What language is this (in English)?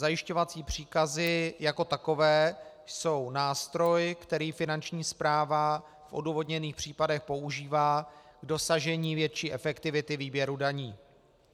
Czech